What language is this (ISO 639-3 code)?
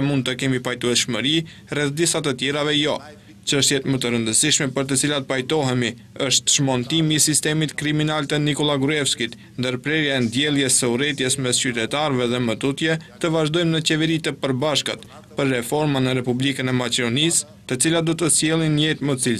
ron